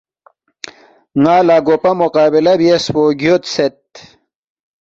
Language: Balti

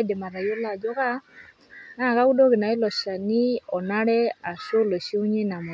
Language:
Masai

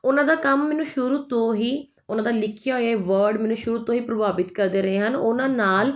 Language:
Punjabi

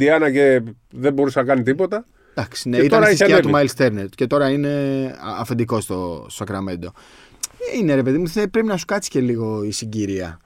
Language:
Greek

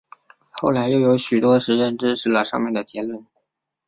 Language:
Chinese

